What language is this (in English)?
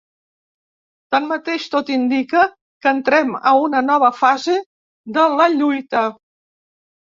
Catalan